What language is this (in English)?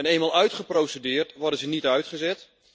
Dutch